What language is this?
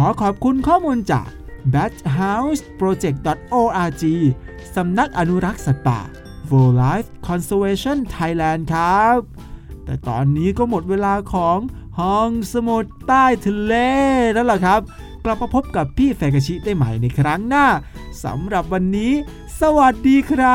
Thai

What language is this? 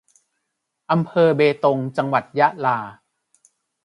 Thai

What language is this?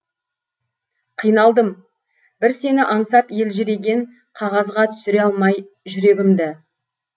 Kazakh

